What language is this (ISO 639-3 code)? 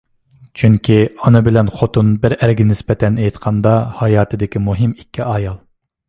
uig